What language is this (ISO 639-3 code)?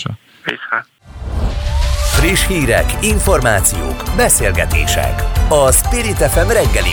hun